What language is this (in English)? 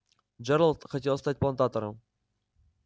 Russian